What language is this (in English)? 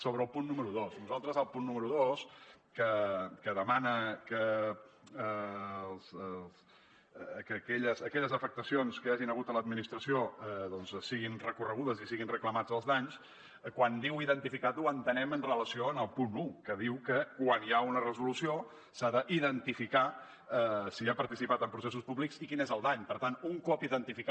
Catalan